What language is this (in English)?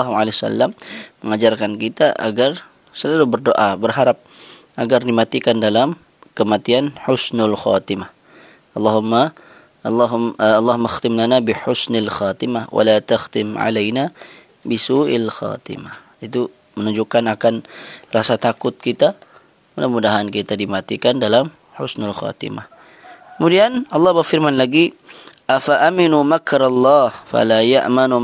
Malay